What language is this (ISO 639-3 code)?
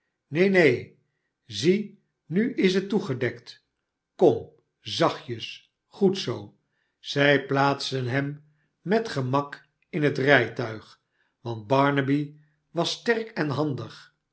nld